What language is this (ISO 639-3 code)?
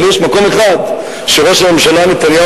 heb